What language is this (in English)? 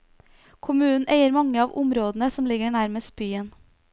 Norwegian